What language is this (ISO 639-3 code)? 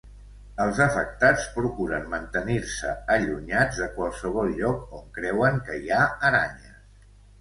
cat